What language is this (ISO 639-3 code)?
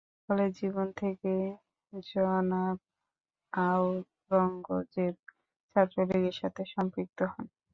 ben